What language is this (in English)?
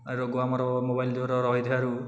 Odia